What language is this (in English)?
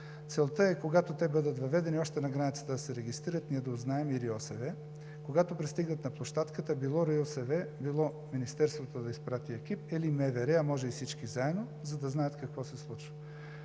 Bulgarian